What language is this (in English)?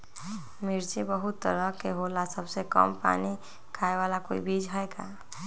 Magahi